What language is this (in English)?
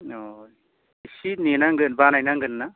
Bodo